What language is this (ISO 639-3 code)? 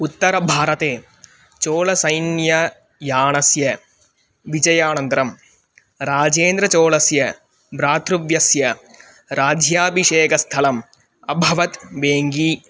san